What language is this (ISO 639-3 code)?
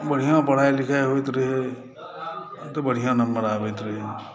mai